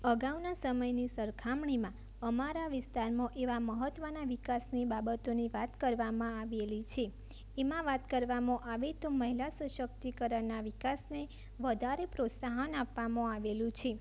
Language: Gujarati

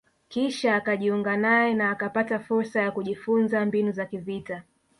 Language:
Swahili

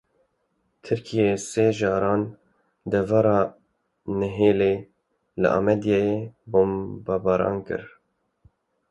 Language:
Kurdish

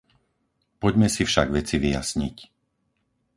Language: Slovak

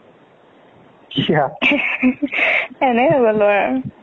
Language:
Assamese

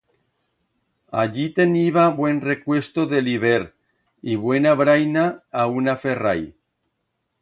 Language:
Aragonese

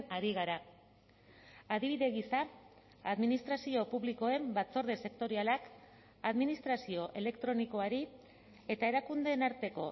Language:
Basque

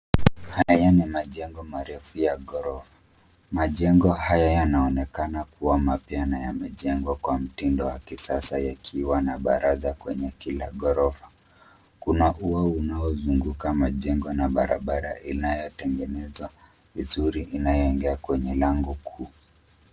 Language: Swahili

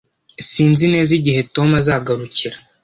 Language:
Kinyarwanda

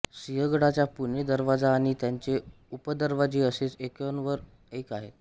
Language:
Marathi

